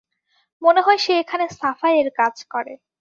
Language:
Bangla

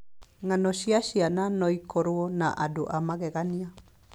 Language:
Kikuyu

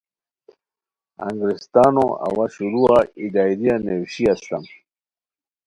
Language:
Khowar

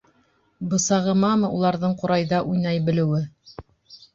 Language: Bashkir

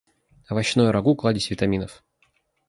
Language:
Russian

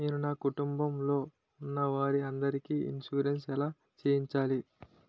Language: Telugu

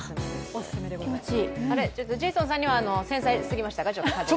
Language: Japanese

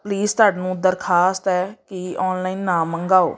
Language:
Punjabi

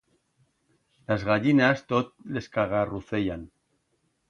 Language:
Aragonese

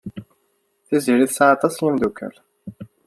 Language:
Kabyle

